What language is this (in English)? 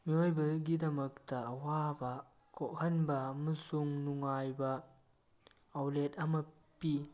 Manipuri